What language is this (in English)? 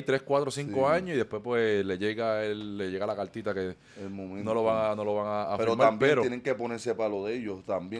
Spanish